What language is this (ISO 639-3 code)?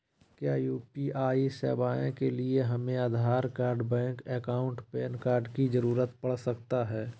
mag